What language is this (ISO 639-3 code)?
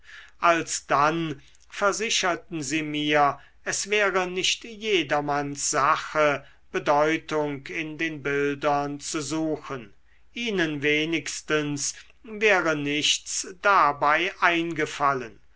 deu